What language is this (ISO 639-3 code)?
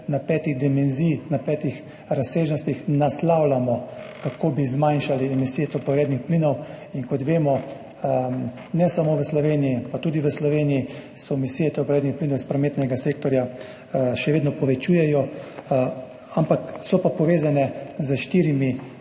slv